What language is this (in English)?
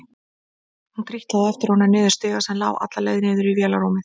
Icelandic